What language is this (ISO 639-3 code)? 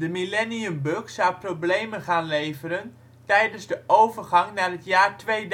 nld